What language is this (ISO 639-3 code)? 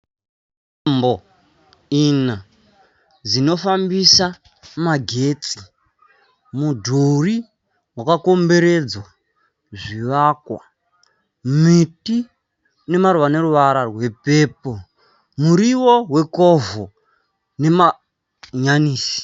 sna